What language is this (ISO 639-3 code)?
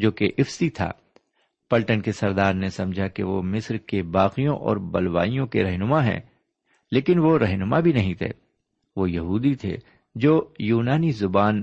urd